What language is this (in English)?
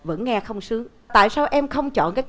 Vietnamese